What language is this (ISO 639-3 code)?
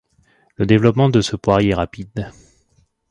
fra